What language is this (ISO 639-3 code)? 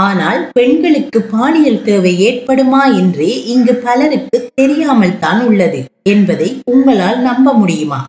tam